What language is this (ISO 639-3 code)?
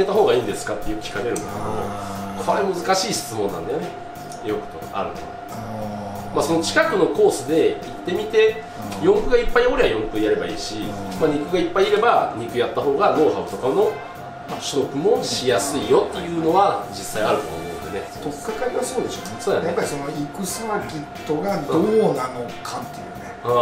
jpn